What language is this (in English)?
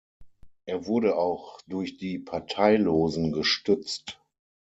German